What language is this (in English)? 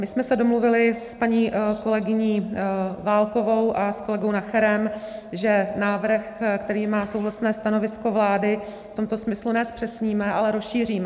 Czech